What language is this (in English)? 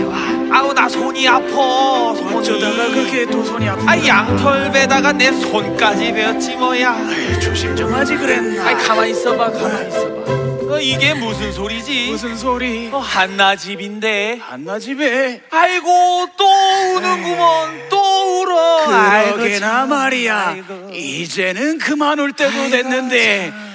Korean